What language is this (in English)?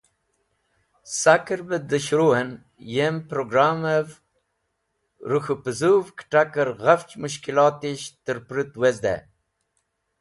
Wakhi